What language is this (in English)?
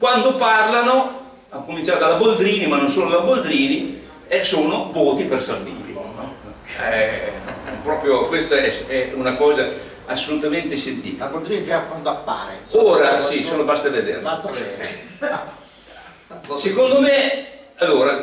Italian